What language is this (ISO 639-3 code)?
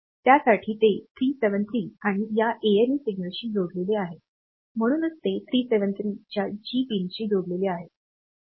mar